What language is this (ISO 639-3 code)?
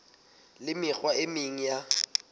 sot